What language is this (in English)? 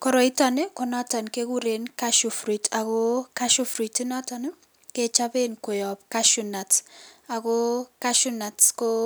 Kalenjin